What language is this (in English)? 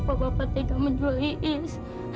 Indonesian